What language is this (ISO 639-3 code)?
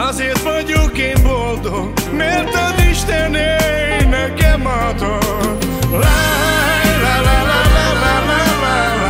hun